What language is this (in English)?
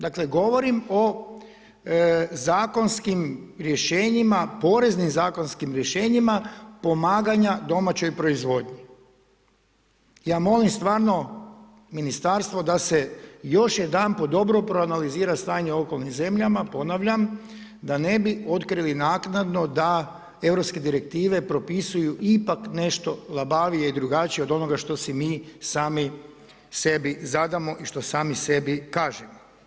Croatian